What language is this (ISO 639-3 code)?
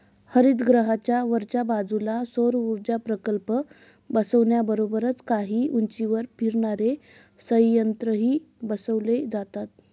mar